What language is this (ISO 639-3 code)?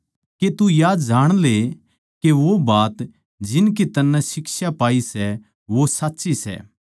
bgc